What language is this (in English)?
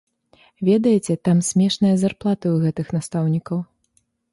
Belarusian